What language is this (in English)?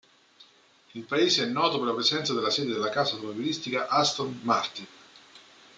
Italian